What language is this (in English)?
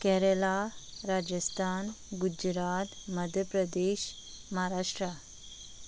Konkani